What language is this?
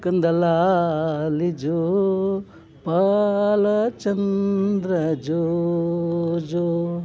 Kannada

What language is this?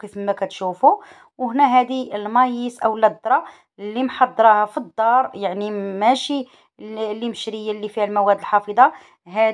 Arabic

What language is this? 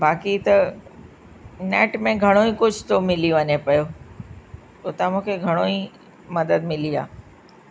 Sindhi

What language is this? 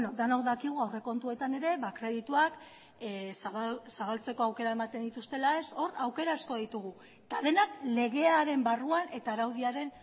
Basque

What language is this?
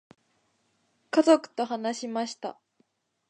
Japanese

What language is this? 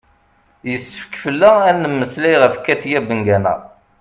Kabyle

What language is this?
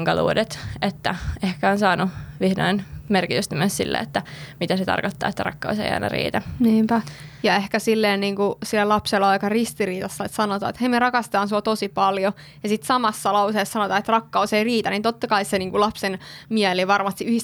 Finnish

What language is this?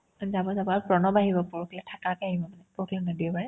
Assamese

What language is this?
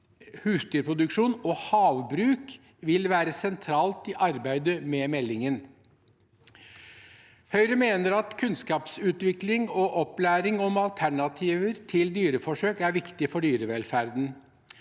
Norwegian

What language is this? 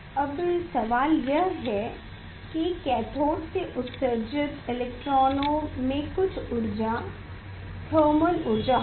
Hindi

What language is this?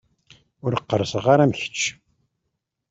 Kabyle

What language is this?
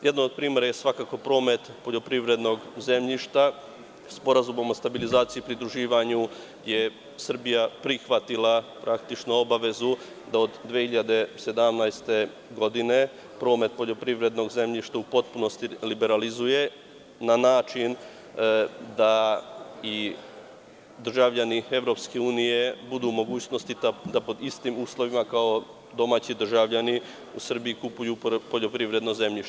Serbian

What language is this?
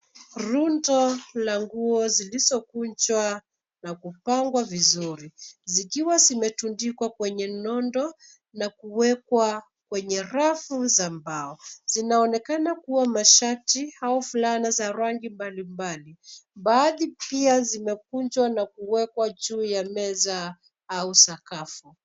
Swahili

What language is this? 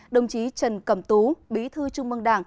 Vietnamese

